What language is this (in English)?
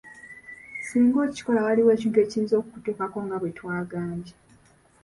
Ganda